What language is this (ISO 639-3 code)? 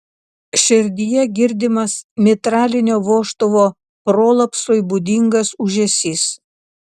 lit